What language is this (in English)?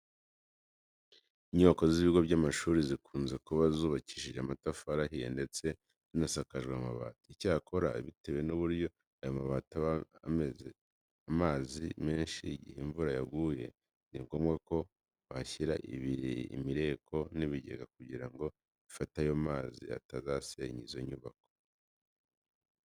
Kinyarwanda